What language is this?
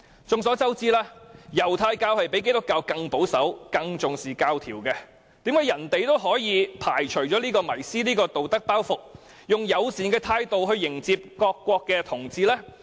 Cantonese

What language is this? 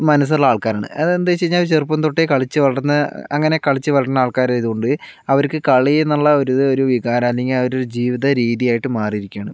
Malayalam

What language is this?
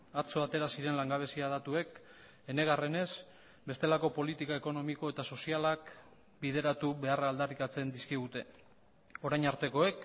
Basque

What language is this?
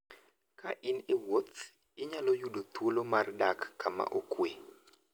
Luo (Kenya and Tanzania)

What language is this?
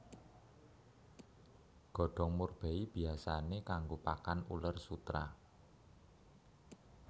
Javanese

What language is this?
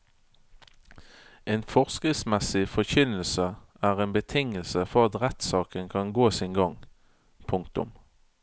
Norwegian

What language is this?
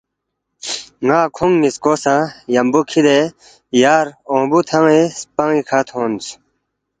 Balti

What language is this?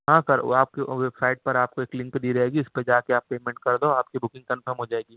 Urdu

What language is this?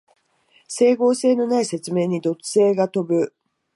Japanese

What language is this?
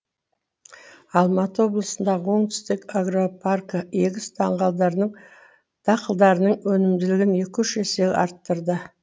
Kazakh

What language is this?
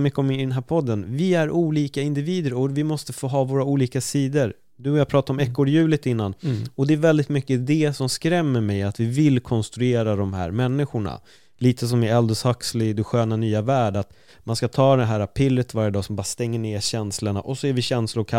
Swedish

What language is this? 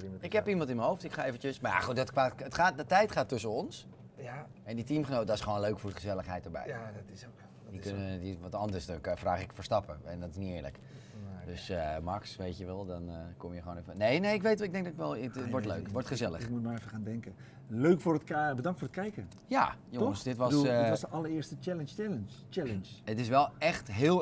Dutch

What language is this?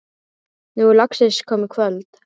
Icelandic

